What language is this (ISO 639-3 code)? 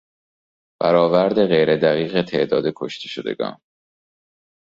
fas